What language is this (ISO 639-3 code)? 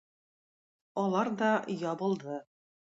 tat